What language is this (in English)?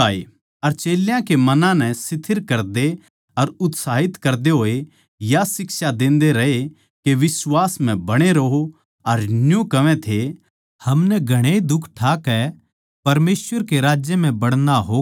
Haryanvi